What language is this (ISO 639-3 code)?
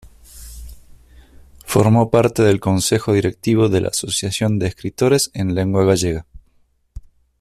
spa